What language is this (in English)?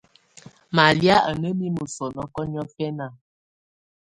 Tunen